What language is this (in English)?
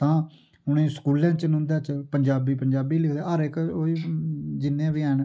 Dogri